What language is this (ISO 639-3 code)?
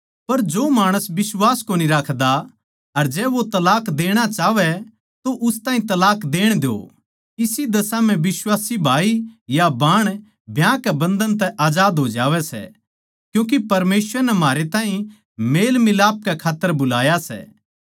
bgc